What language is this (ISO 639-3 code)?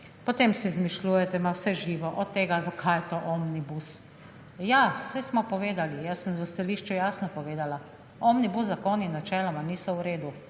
slv